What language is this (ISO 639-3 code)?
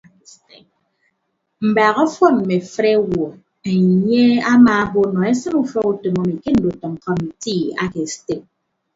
ibb